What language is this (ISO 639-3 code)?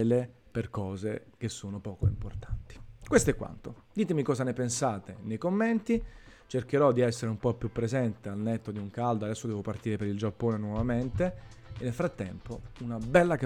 ita